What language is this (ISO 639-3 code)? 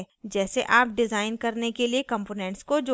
hin